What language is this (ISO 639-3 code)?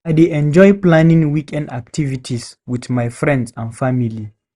pcm